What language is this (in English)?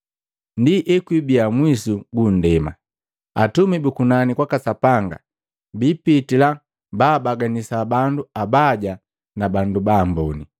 Matengo